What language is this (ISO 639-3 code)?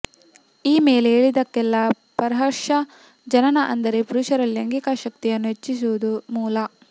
kan